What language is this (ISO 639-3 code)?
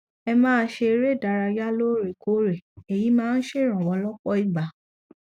yor